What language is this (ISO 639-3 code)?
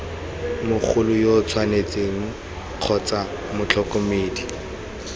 tsn